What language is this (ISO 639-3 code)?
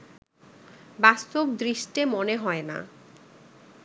ben